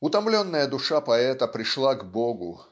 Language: Russian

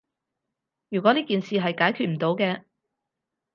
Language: Cantonese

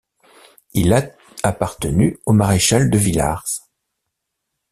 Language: French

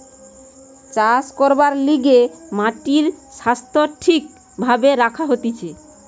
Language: Bangla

